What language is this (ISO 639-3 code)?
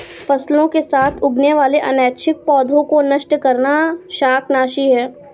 hin